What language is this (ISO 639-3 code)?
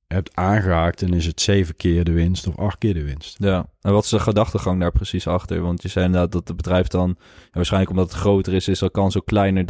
nld